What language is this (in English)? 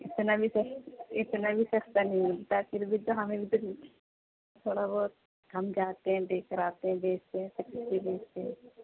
Urdu